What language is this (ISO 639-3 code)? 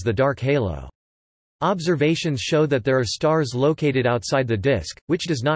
eng